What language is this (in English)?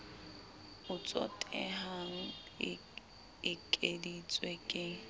Southern Sotho